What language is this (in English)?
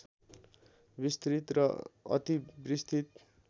Nepali